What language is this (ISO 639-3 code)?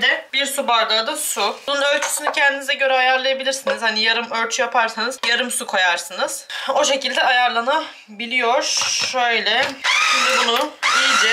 tur